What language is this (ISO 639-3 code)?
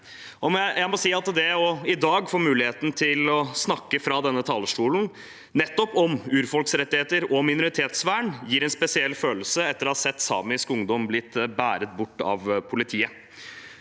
nor